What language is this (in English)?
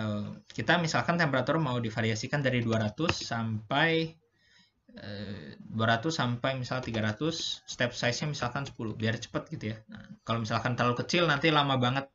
Indonesian